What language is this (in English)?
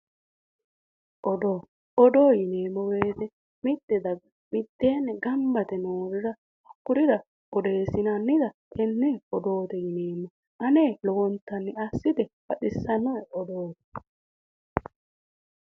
Sidamo